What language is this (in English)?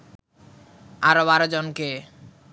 Bangla